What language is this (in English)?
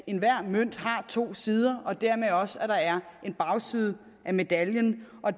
Danish